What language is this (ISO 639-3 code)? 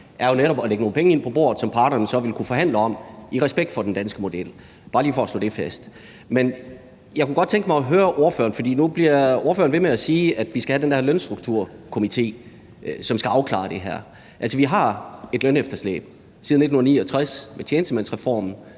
dan